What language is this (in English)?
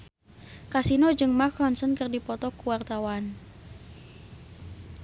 Sundanese